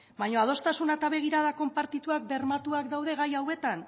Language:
Basque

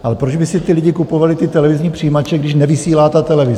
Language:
Czech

